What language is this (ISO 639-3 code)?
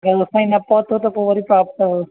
snd